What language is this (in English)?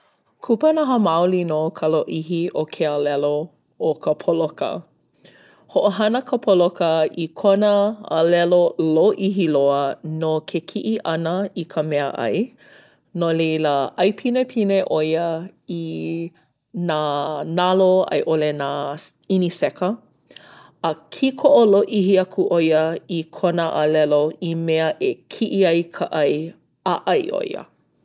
Hawaiian